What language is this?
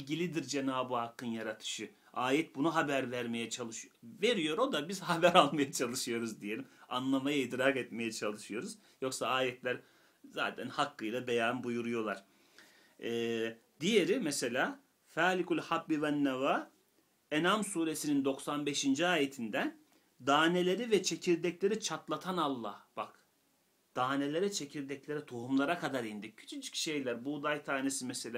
Turkish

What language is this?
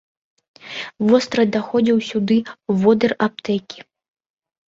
Belarusian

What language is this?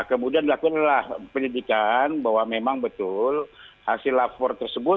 Indonesian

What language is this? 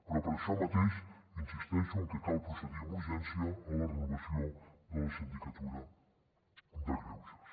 Catalan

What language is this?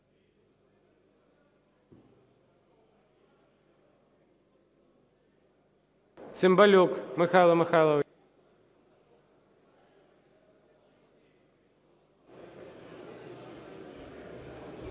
Ukrainian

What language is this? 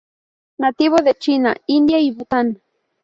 Spanish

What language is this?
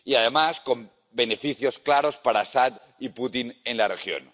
Spanish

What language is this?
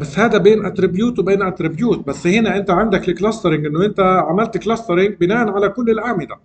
Arabic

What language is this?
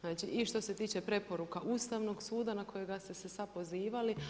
Croatian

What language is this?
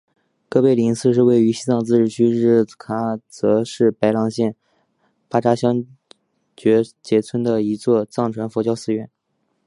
Chinese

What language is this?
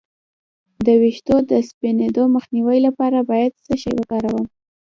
Pashto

